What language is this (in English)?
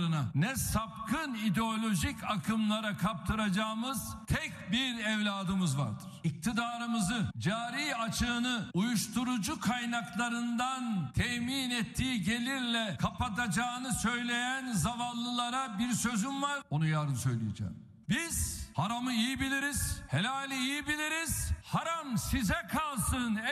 Turkish